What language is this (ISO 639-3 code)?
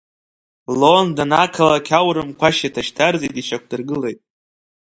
abk